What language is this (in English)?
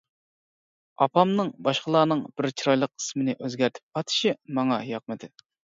Uyghur